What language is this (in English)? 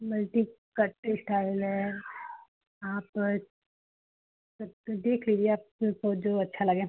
Hindi